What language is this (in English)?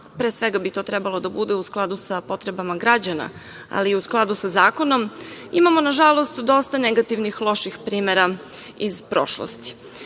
Serbian